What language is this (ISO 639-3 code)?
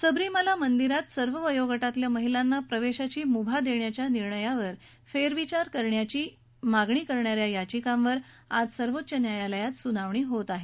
mar